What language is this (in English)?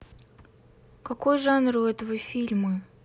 Russian